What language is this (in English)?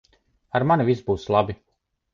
Latvian